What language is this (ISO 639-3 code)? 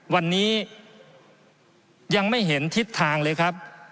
tha